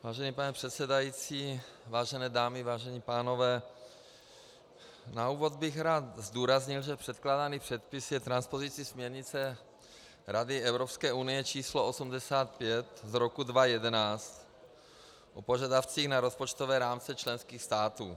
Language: Czech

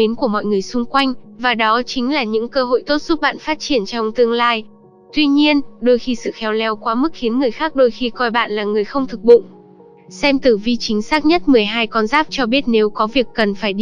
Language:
Vietnamese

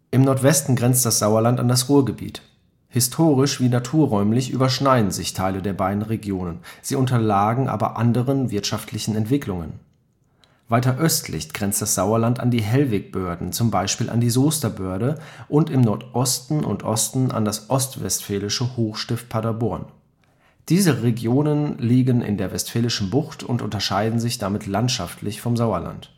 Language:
German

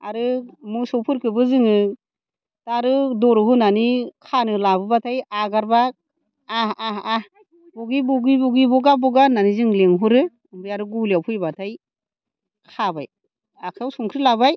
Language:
Bodo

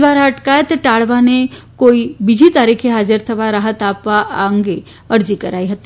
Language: Gujarati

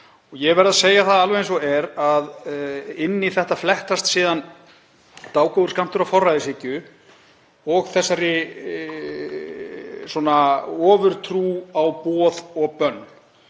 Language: Icelandic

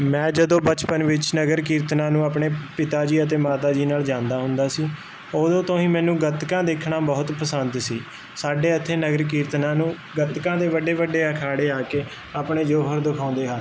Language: Punjabi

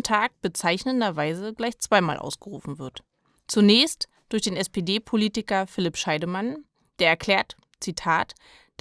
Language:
German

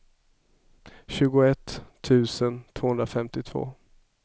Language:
Swedish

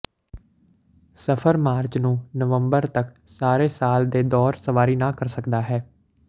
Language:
Punjabi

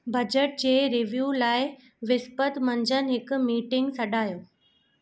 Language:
Sindhi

